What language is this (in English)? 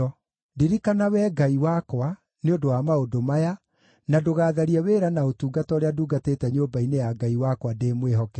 Kikuyu